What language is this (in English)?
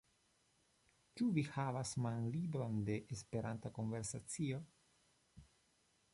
Esperanto